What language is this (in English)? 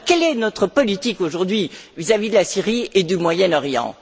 French